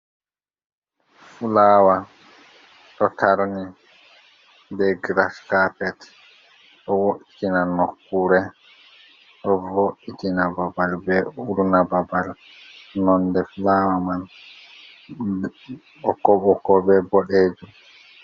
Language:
Fula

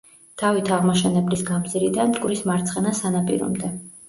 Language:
Georgian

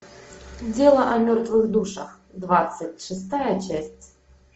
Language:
Russian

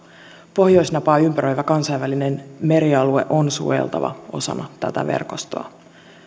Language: Finnish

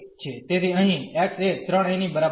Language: Gujarati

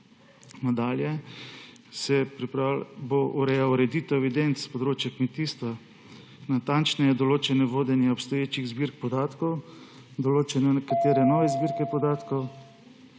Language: Slovenian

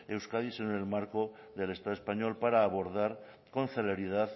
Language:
Spanish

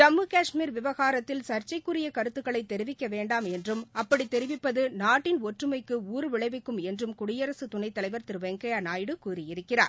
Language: Tamil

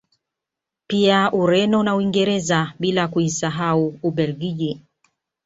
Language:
Swahili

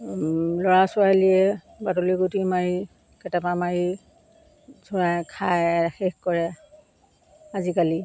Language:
Assamese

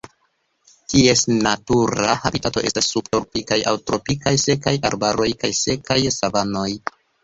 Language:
Esperanto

